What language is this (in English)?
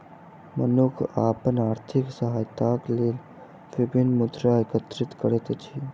Maithili